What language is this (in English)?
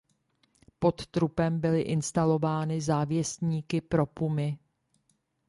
Czech